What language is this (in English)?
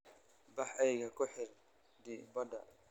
Somali